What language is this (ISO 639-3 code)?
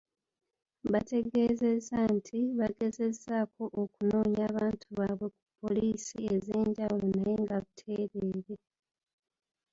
lug